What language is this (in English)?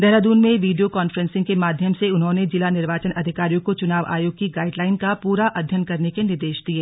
Hindi